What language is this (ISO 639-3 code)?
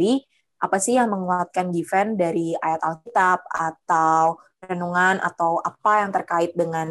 ind